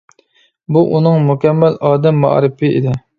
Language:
Uyghur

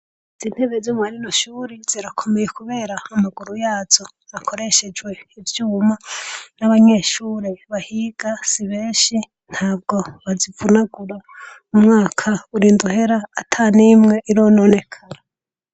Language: Rundi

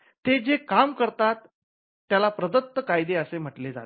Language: Marathi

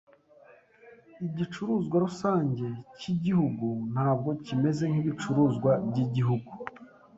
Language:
Kinyarwanda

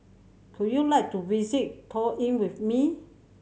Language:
English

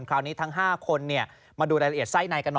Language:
Thai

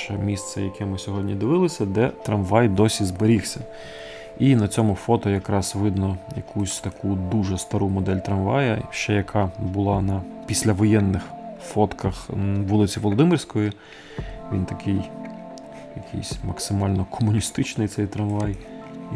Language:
Ukrainian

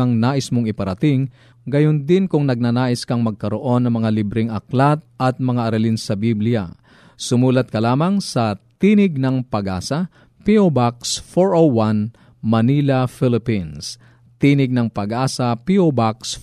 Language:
Filipino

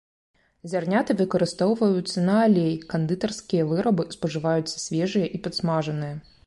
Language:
Belarusian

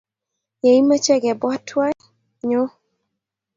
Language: Kalenjin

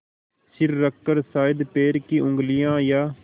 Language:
Hindi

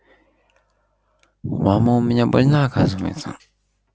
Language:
Russian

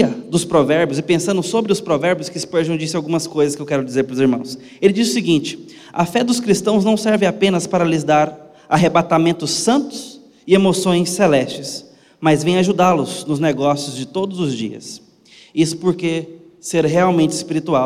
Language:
Portuguese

